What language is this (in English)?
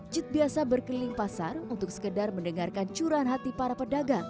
Indonesian